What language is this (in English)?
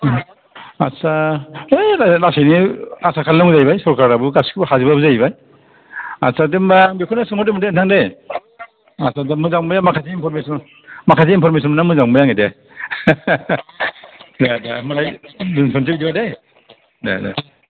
Bodo